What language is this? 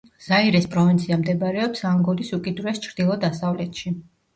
Georgian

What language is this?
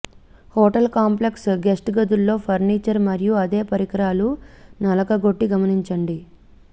Telugu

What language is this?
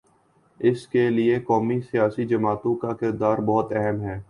Urdu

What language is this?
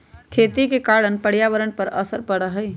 Magahi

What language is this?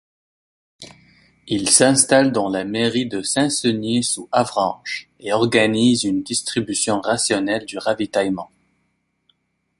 French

